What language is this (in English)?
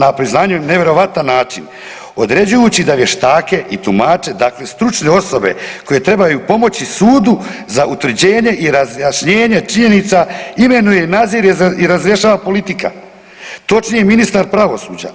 Croatian